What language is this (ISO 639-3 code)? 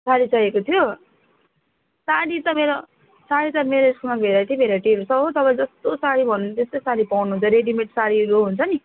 nep